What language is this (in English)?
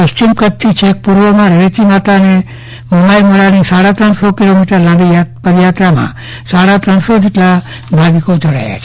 Gujarati